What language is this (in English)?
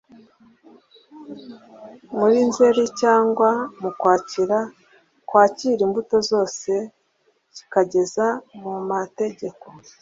Kinyarwanda